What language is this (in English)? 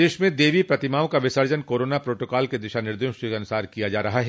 Hindi